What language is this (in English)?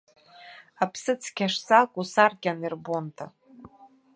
Abkhazian